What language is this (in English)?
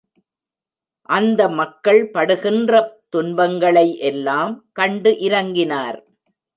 Tamil